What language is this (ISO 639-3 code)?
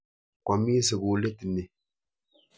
kln